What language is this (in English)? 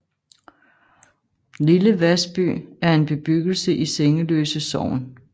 Danish